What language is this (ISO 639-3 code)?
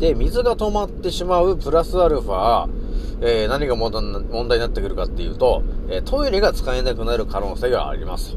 jpn